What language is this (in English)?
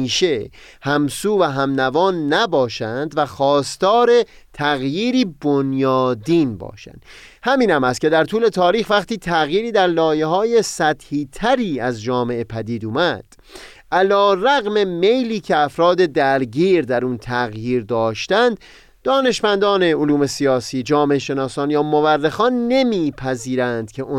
Persian